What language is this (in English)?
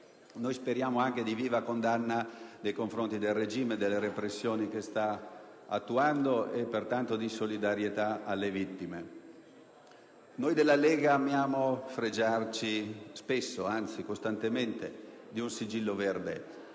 Italian